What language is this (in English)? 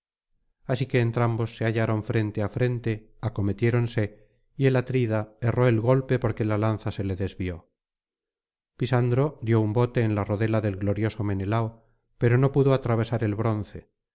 Spanish